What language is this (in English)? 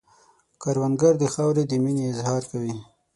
Pashto